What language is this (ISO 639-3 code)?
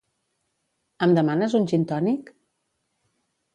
cat